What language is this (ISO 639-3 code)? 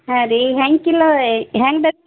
kan